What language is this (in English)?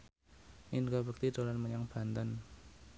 Javanese